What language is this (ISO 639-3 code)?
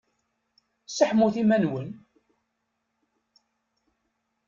kab